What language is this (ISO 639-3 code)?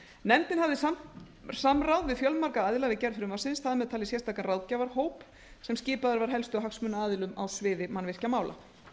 isl